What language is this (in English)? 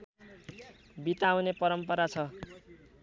Nepali